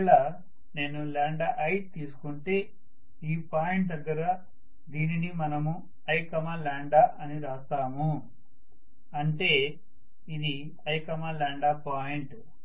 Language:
Telugu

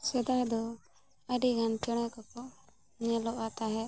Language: Santali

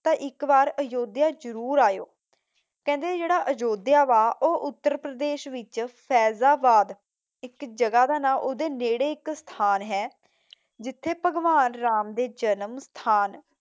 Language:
Punjabi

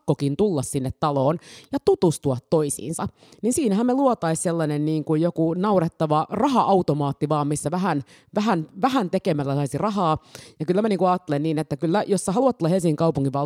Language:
Finnish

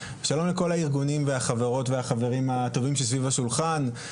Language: Hebrew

